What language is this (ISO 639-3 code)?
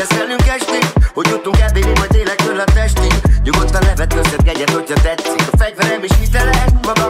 hun